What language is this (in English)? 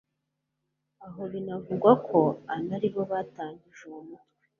Kinyarwanda